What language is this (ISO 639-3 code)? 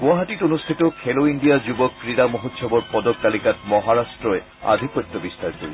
asm